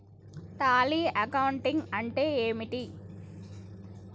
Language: Telugu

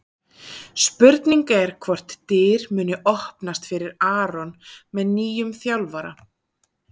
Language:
Icelandic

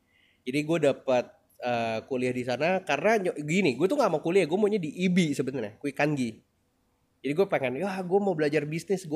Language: Indonesian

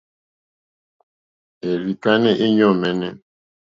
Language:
Mokpwe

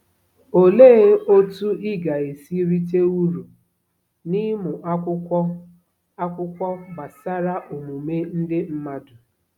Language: Igbo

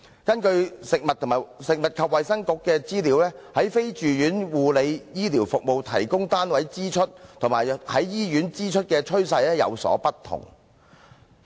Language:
Cantonese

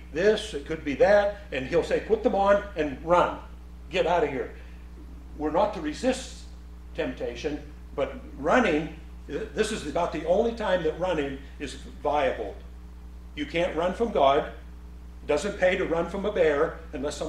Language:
English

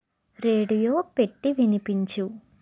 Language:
Telugu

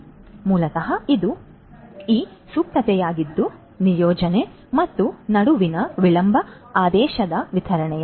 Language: Kannada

